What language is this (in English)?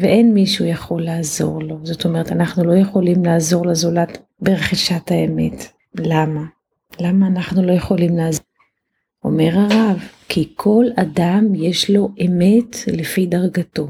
Hebrew